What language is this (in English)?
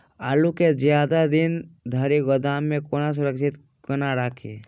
Maithili